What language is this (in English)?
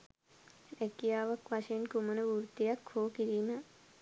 Sinhala